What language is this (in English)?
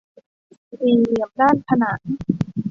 Thai